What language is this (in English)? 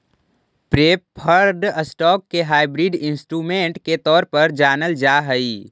Magahi